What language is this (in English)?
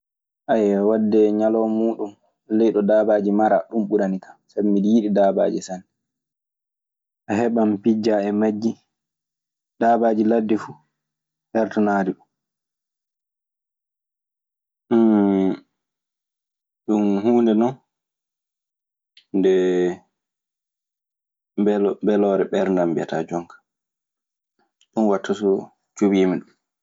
Maasina Fulfulde